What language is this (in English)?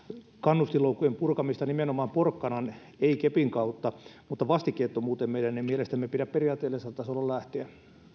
Finnish